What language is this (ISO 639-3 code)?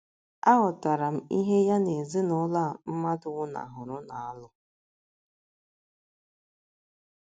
ibo